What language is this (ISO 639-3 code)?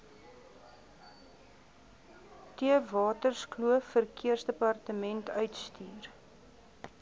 afr